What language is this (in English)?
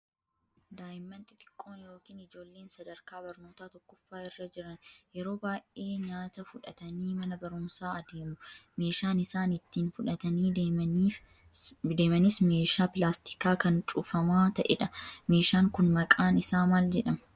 Oromo